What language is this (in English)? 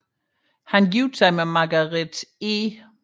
Danish